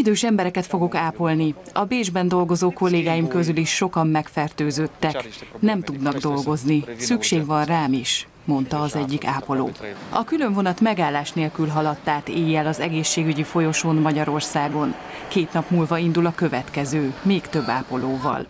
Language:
Hungarian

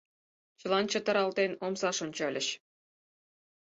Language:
Mari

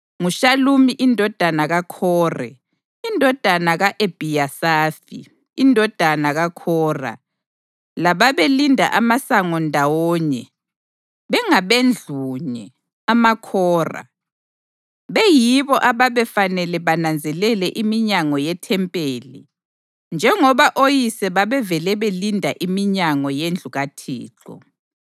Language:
North Ndebele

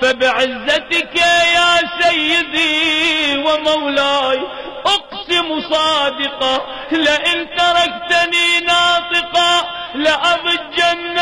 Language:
Arabic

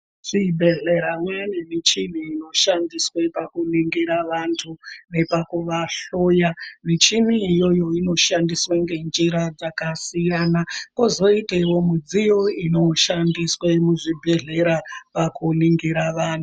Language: Ndau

